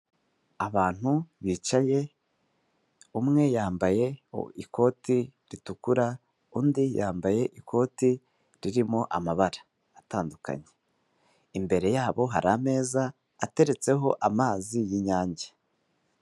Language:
Kinyarwanda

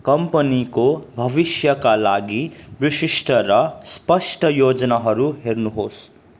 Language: Nepali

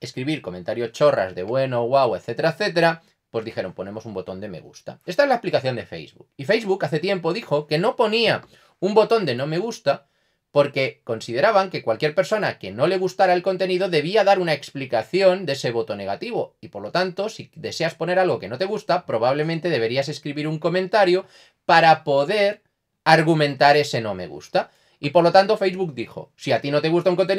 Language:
Spanish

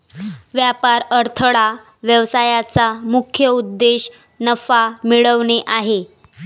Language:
Marathi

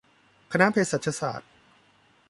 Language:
Thai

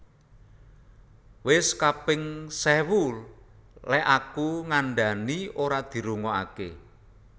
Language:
Javanese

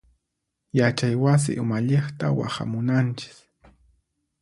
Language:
Puno Quechua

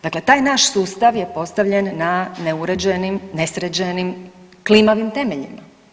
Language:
Croatian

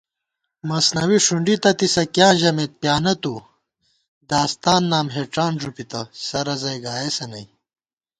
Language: Gawar-Bati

